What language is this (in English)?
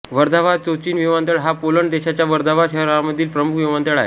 Marathi